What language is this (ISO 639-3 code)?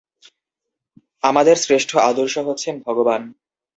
ben